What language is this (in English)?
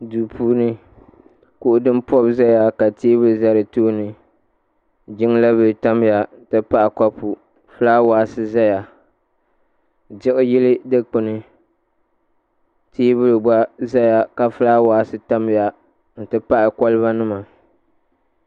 Dagbani